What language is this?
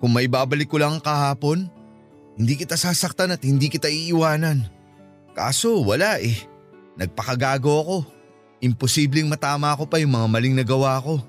Filipino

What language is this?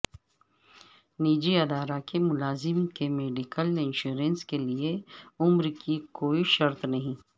Urdu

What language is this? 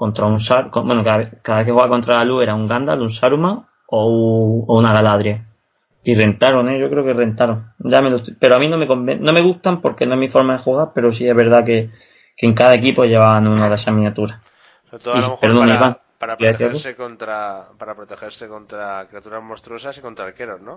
Spanish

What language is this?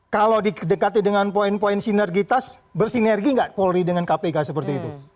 Indonesian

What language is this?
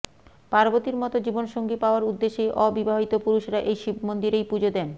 Bangla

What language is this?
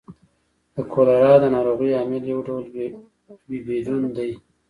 Pashto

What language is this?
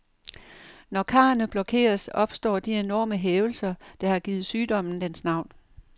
Danish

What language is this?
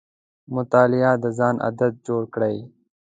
Pashto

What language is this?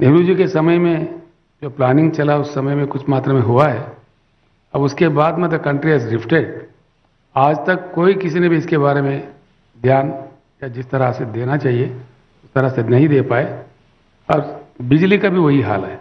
Hindi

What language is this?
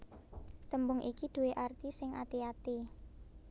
Javanese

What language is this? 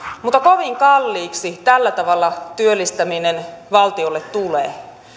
Finnish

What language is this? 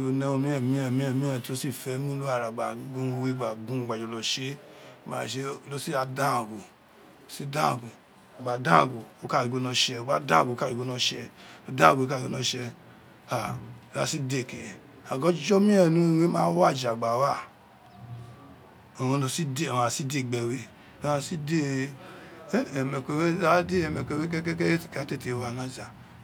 Isekiri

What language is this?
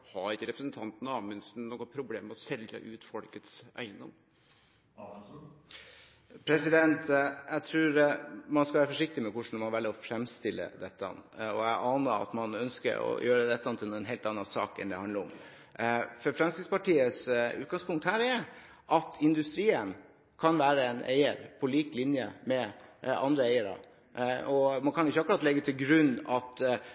Norwegian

